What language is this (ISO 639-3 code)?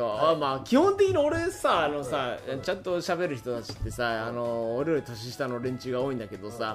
jpn